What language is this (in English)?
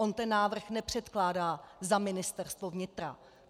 Czech